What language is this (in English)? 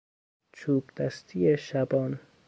Persian